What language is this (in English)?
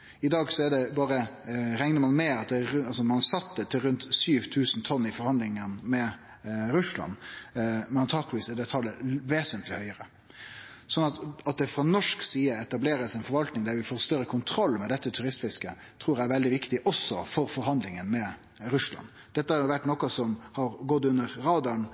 Norwegian Nynorsk